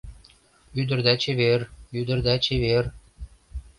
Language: Mari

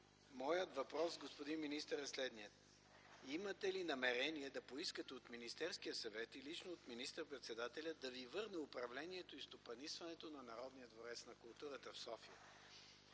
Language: Bulgarian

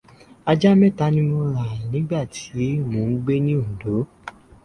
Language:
Yoruba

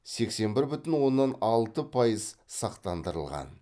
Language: Kazakh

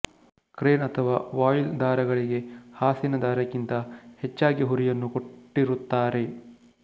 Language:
Kannada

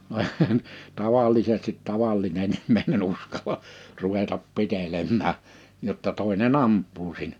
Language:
Finnish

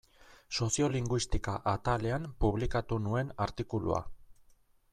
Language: Basque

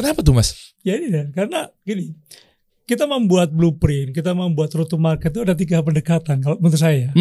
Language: Indonesian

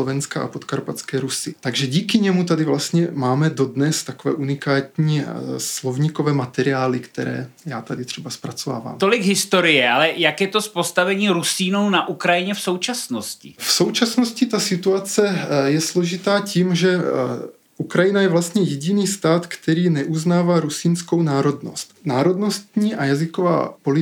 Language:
Czech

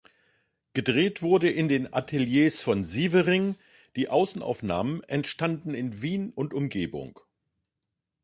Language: German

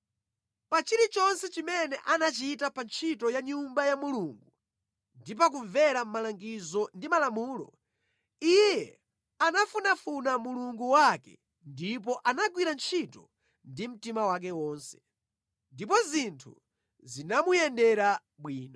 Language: Nyanja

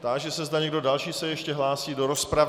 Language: Czech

